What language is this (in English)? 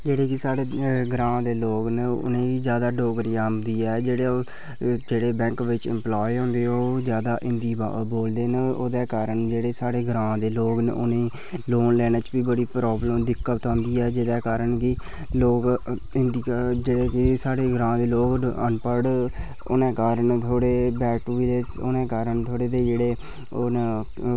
Dogri